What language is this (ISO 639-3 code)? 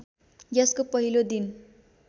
nep